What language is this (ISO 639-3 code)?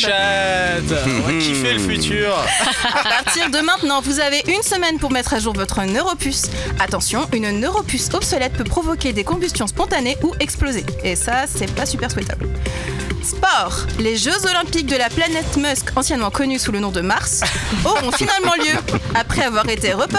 fra